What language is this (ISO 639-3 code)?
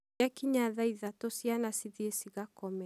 kik